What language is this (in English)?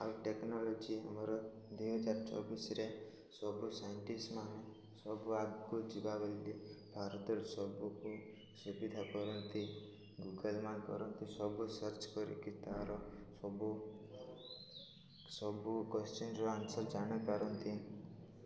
Odia